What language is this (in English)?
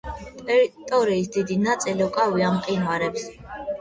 Georgian